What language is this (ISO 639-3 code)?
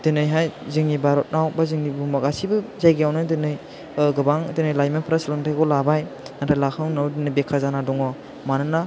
brx